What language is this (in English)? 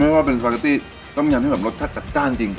Thai